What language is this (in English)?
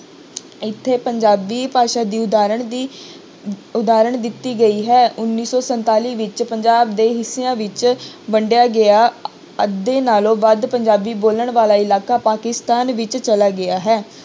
Punjabi